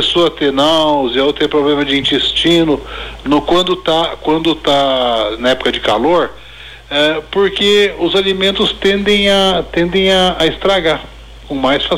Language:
Portuguese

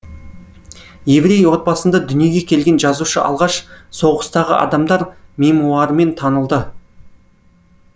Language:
Kazakh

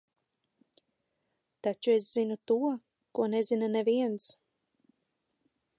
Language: Latvian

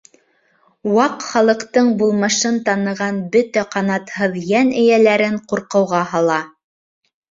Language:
Bashkir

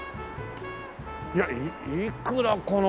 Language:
Japanese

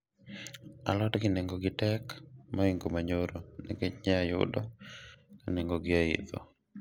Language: Luo (Kenya and Tanzania)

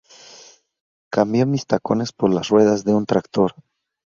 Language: Spanish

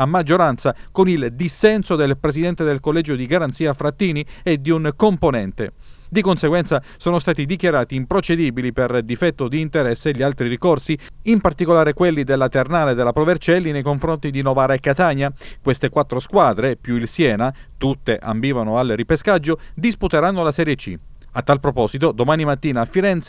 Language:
Italian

